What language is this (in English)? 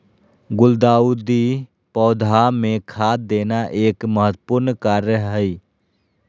Magahi